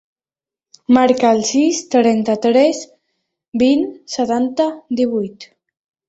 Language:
Catalan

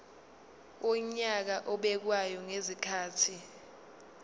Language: Zulu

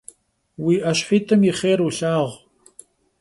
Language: Kabardian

